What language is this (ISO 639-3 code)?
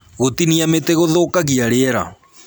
kik